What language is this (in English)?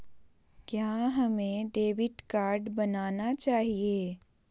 Magahi